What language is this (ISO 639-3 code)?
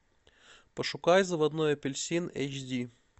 rus